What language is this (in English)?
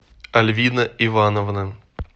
Russian